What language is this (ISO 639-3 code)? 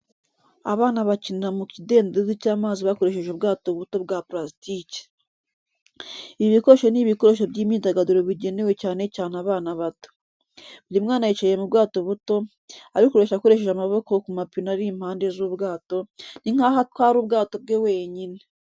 kin